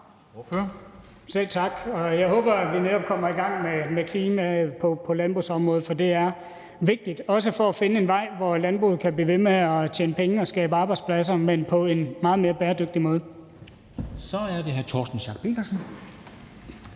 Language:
Danish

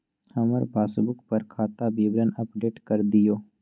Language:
Maithili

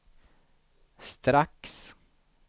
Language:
Swedish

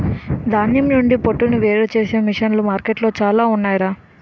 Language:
Telugu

